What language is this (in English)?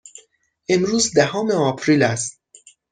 Persian